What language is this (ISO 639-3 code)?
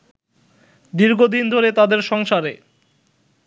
ben